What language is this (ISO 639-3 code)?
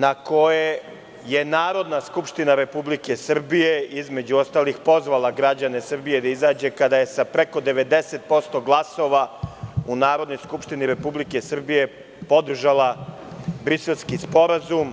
srp